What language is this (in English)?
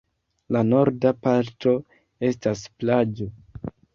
Esperanto